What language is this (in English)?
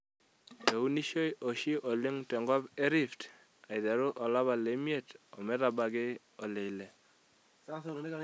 Masai